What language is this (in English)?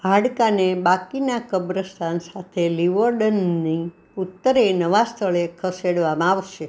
Gujarati